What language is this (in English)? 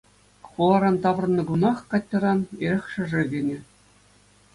Chuvash